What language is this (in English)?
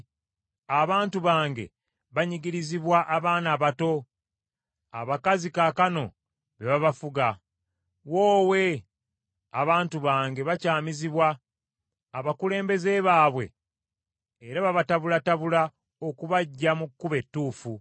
Ganda